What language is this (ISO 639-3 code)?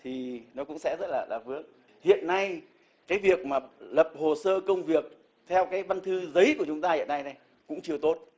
vie